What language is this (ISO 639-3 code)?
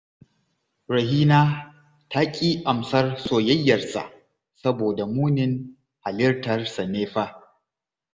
hau